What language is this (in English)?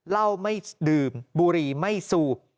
Thai